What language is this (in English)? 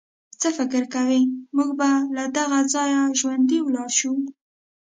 Pashto